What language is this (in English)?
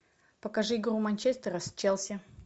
Russian